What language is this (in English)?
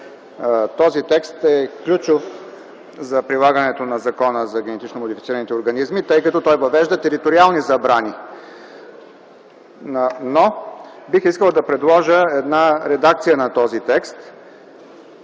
Bulgarian